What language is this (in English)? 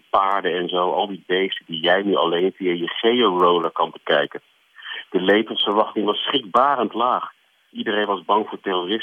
Dutch